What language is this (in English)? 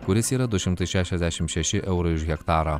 Lithuanian